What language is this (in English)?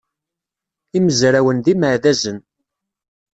Kabyle